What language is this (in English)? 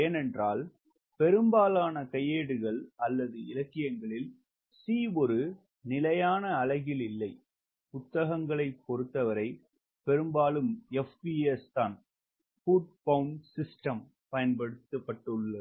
Tamil